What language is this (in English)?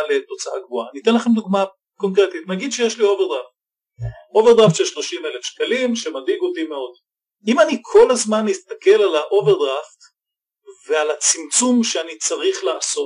Hebrew